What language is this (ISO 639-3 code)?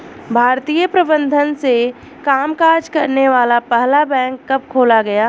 hin